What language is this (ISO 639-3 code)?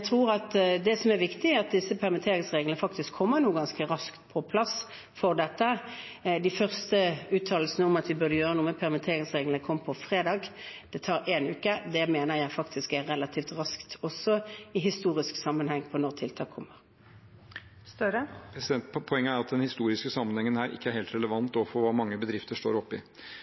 nor